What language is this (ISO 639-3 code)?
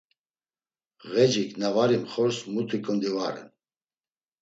lzz